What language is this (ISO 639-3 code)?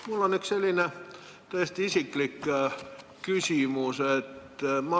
est